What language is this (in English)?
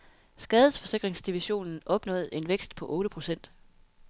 Danish